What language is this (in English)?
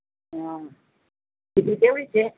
Gujarati